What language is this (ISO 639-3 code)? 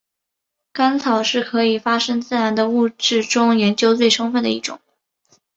zho